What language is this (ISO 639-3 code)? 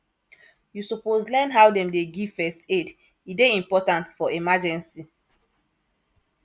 pcm